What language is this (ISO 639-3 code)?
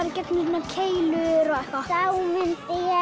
isl